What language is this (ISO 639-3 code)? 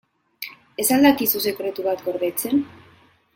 eus